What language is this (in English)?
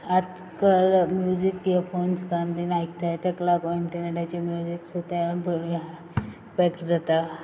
Konkani